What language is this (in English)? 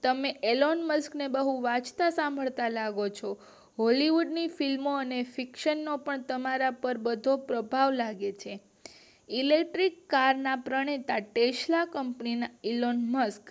Gujarati